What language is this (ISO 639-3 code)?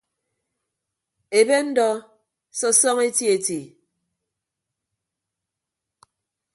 ibb